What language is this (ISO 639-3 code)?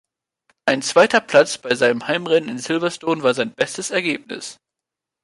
deu